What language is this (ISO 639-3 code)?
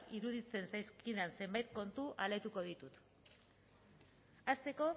eus